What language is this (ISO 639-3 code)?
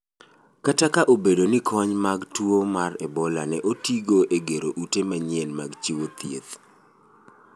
luo